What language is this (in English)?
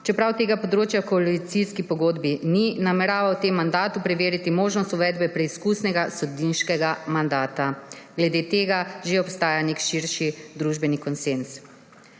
Slovenian